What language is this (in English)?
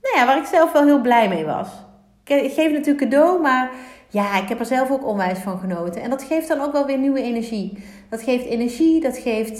Dutch